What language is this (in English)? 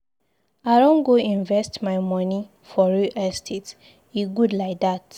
Nigerian Pidgin